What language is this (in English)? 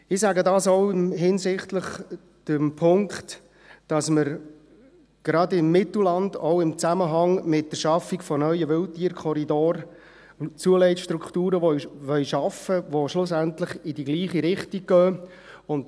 Swiss German